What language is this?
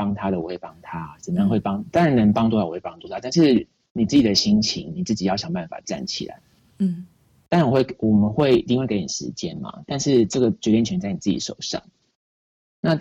Chinese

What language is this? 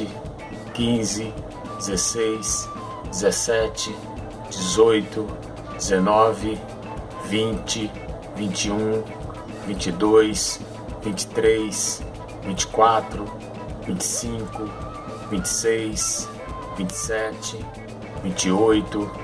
Portuguese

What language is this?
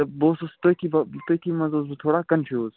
Kashmiri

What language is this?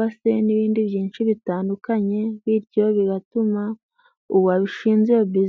Kinyarwanda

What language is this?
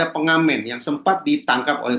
Indonesian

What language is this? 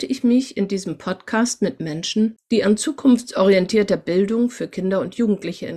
German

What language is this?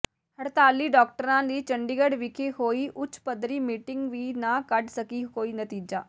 Punjabi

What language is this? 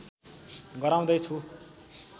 Nepali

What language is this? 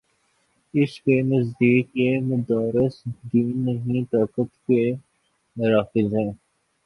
Urdu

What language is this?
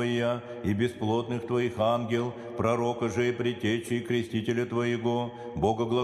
Russian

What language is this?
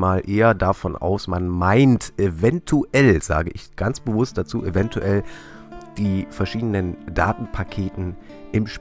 German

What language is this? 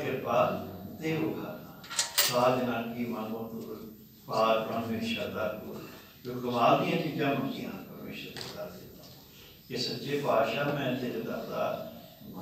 Turkish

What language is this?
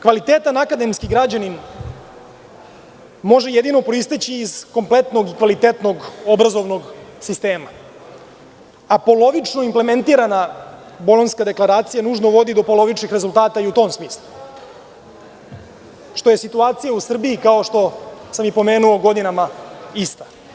Serbian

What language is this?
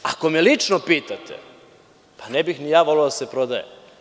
Serbian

